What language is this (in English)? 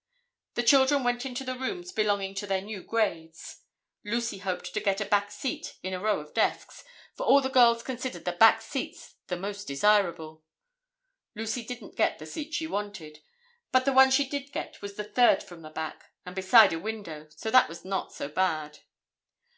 English